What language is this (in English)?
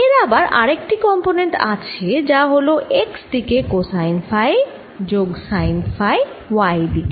Bangla